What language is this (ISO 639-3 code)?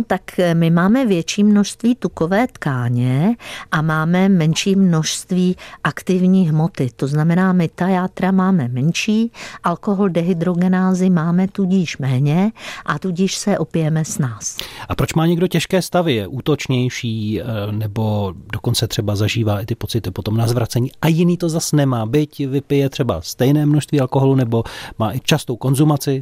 ces